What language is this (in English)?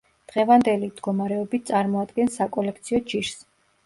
Georgian